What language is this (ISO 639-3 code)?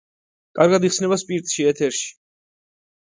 kat